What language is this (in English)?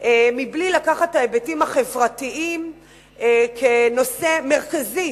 Hebrew